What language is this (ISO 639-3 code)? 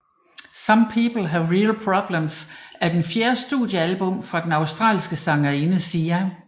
dan